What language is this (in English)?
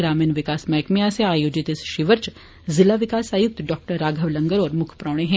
Dogri